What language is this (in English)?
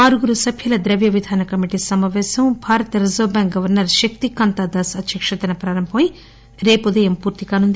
Telugu